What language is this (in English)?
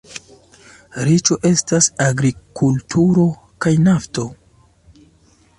Esperanto